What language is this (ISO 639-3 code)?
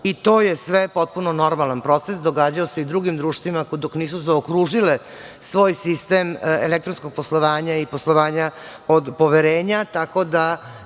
srp